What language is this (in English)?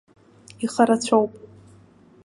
Abkhazian